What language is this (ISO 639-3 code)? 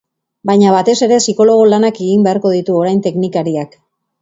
eus